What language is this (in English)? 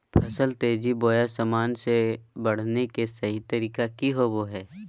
Magahi